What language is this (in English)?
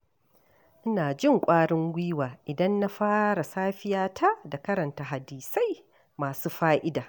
Hausa